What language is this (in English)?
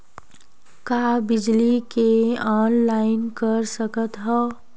Chhattisgarhi